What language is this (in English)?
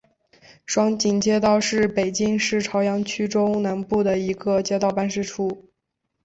Chinese